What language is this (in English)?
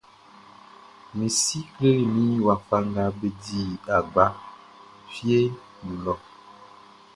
Baoulé